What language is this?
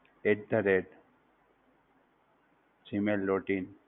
Gujarati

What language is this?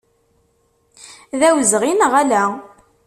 Kabyle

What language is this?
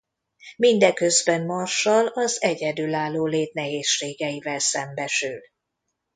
Hungarian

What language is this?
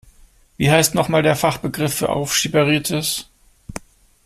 German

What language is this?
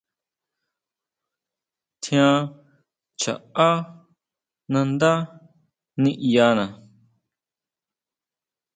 Huautla Mazatec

